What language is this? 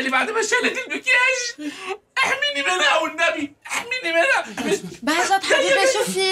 Arabic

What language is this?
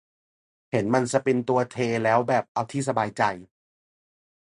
Thai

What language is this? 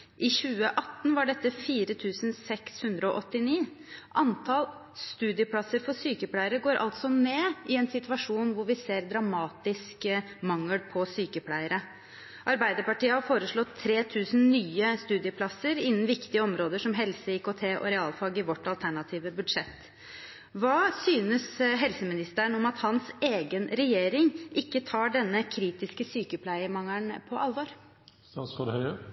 Norwegian Bokmål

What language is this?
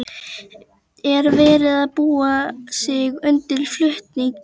Icelandic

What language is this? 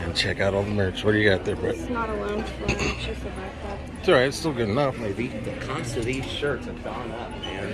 English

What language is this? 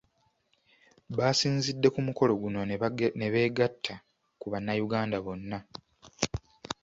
Ganda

